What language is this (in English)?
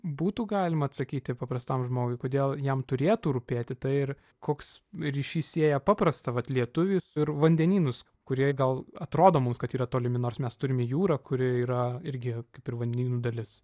Lithuanian